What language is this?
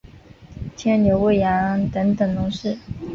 Chinese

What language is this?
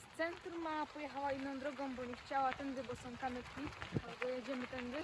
Polish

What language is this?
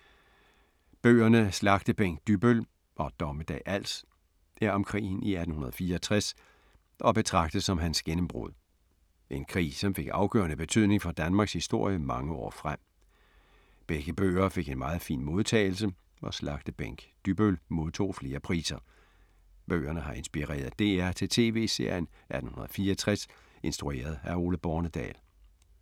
Danish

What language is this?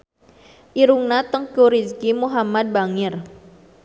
Sundanese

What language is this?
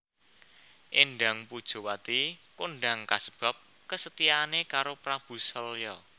Javanese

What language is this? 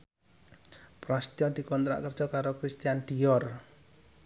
Javanese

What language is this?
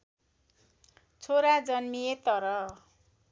Nepali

